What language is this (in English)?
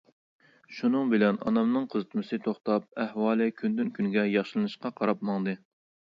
Uyghur